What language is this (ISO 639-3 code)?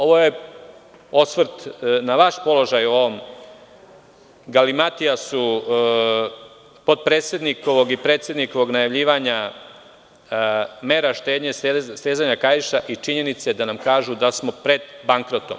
srp